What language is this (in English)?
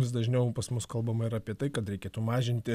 Lithuanian